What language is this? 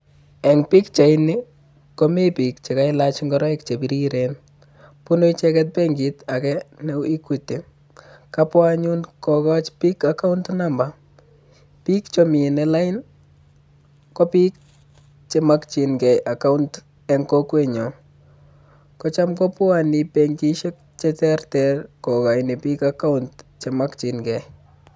Kalenjin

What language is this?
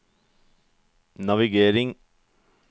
Norwegian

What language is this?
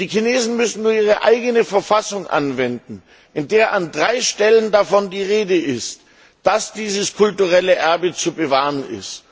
German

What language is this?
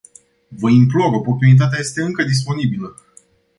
Romanian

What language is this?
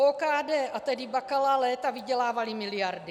Czech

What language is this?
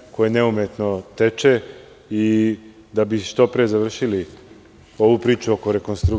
Serbian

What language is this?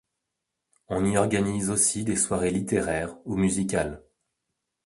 French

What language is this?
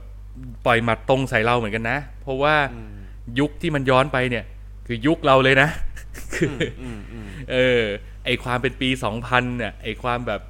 Thai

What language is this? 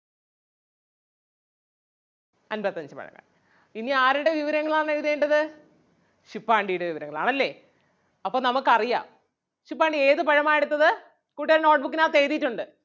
Malayalam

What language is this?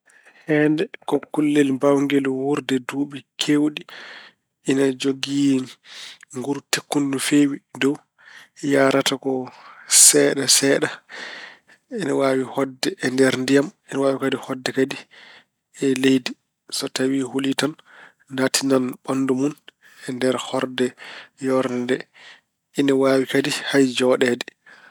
Fula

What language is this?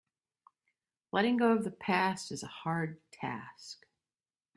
English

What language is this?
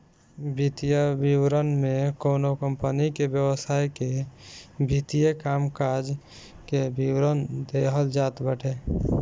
Bhojpuri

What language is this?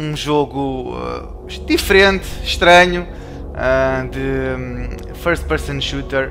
Portuguese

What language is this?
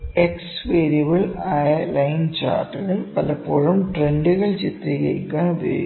Malayalam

